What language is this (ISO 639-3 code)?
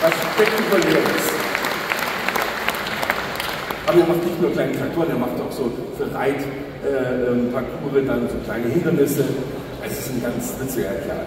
deu